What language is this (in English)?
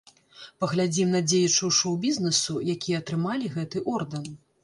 Belarusian